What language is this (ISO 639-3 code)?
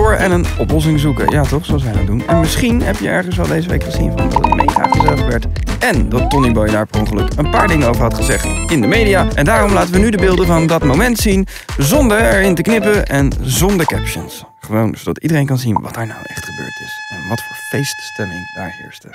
nld